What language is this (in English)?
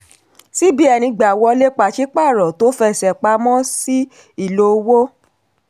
Yoruba